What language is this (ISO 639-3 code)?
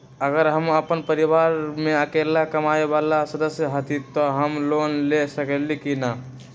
mag